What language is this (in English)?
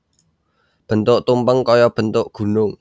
Javanese